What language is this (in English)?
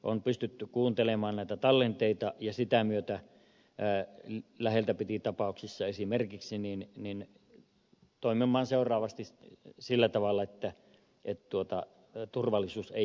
Finnish